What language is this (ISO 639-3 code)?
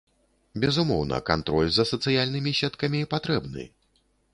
bel